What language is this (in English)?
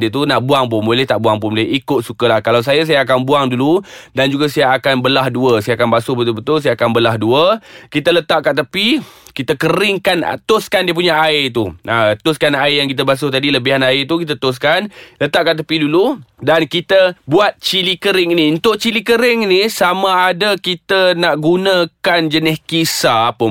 Malay